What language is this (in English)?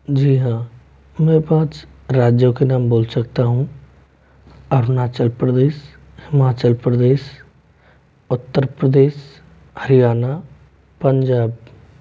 Hindi